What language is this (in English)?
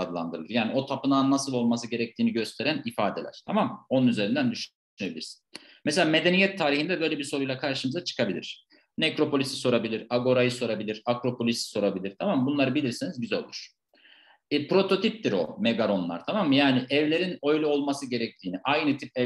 Turkish